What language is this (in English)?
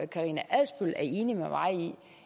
Danish